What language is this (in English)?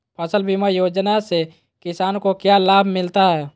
Magahi